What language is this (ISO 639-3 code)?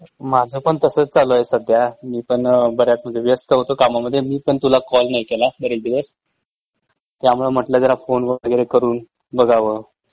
mar